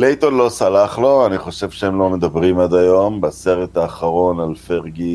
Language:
Hebrew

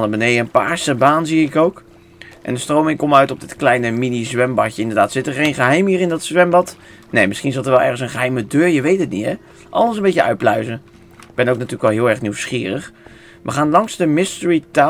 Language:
Dutch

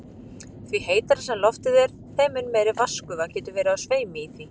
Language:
Icelandic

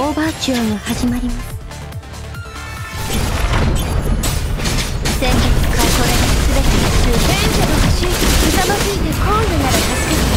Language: Japanese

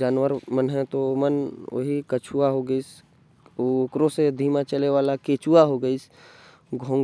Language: Korwa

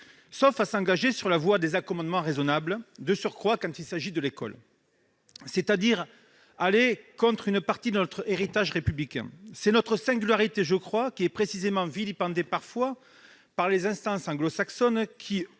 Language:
French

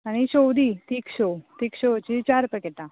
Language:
Konkani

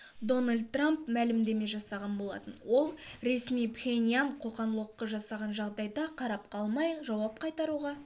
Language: Kazakh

